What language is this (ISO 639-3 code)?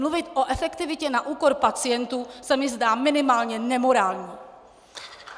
ces